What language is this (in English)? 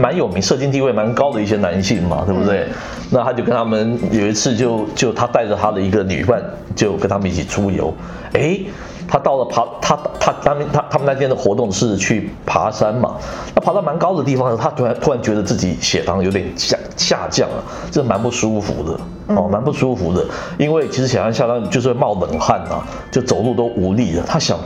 Chinese